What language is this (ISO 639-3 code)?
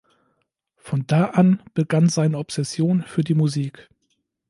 deu